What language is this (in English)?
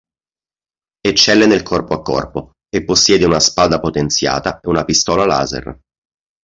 Italian